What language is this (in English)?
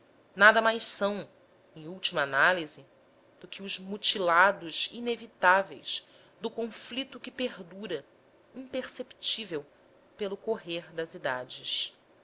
Portuguese